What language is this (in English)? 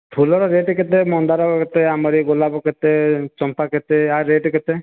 Odia